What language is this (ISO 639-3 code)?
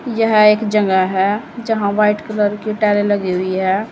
hin